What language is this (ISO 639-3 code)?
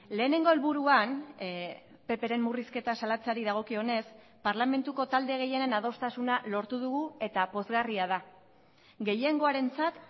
eus